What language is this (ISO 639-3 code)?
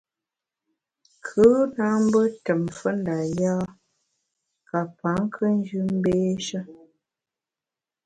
bax